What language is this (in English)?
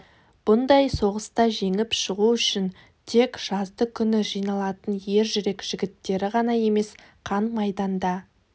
Kazakh